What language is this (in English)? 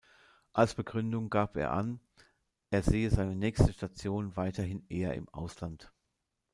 German